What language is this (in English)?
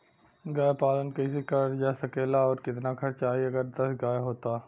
Bhojpuri